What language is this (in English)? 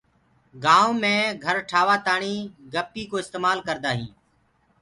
Gurgula